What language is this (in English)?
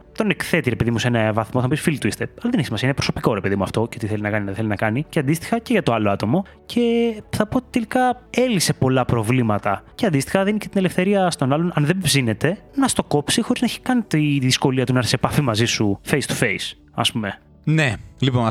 Greek